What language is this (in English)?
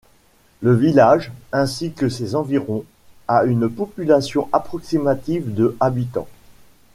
French